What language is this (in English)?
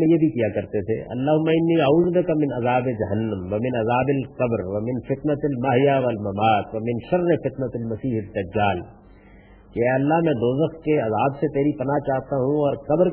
Urdu